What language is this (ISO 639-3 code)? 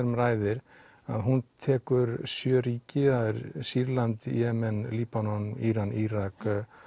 isl